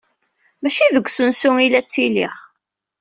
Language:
Kabyle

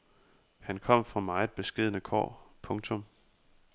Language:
Danish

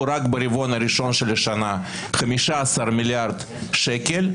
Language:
Hebrew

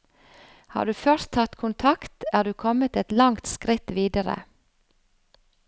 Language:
Norwegian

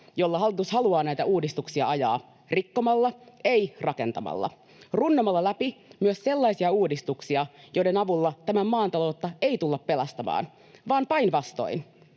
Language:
Finnish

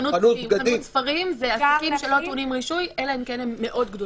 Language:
Hebrew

